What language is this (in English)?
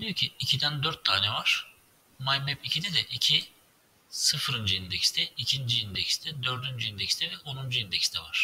Turkish